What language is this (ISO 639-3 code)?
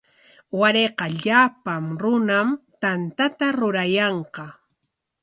qwa